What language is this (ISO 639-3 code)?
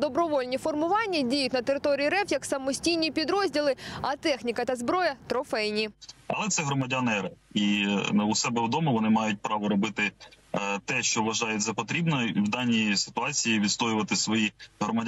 ukr